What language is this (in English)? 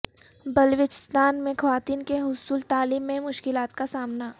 Urdu